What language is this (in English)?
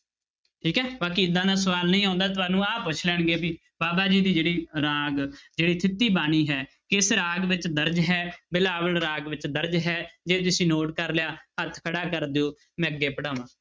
Punjabi